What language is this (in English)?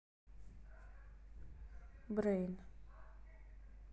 Russian